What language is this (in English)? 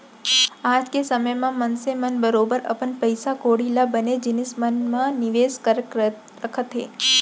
Chhattisgarhi